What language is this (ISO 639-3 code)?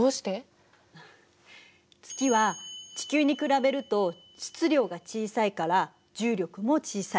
jpn